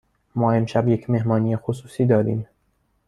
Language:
Persian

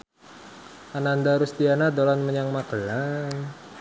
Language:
Javanese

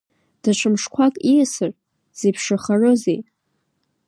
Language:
Abkhazian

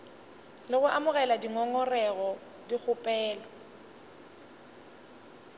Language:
Northern Sotho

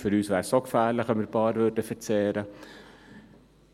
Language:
Swiss German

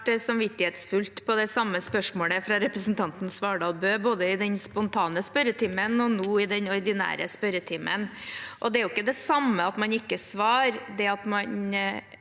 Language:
Norwegian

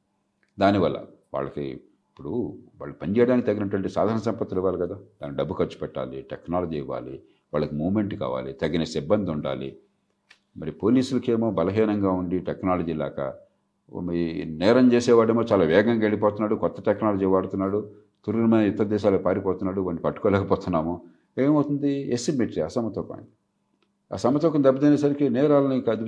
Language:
Telugu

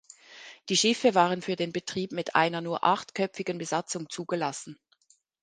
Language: German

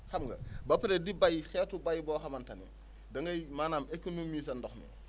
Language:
Wolof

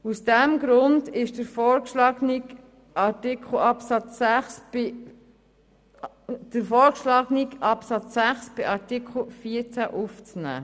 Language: Swiss German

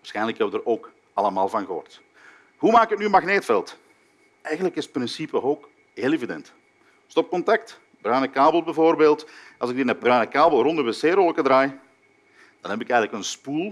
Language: Dutch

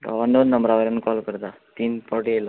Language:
Konkani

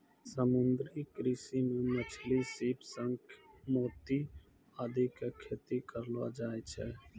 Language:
Maithili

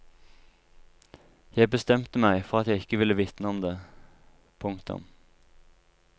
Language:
Norwegian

